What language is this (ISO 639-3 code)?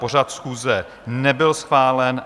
ces